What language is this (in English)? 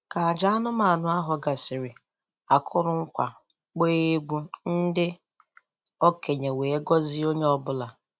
Igbo